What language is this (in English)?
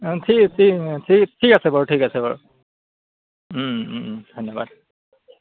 Assamese